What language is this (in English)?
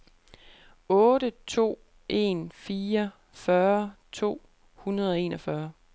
Danish